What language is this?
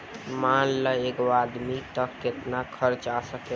Bhojpuri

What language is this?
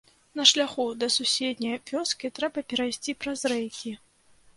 Belarusian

